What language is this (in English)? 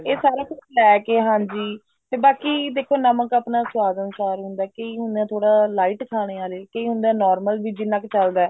Punjabi